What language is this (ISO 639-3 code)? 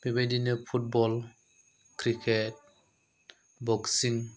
brx